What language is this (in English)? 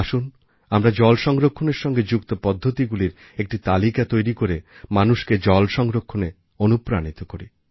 Bangla